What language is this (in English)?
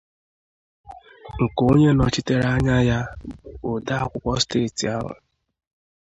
Igbo